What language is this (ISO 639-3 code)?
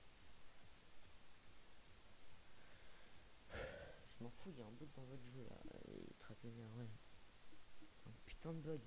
fra